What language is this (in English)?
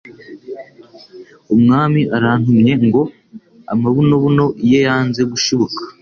Kinyarwanda